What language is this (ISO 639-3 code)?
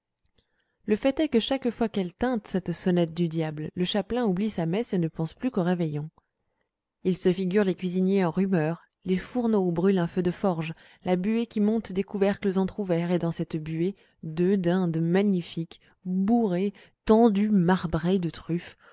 fra